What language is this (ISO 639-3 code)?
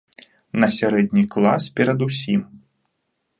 bel